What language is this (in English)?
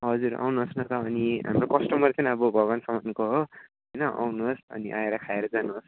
Nepali